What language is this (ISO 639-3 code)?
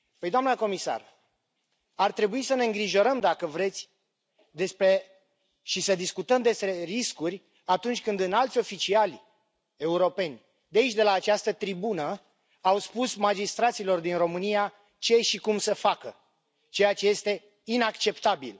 ron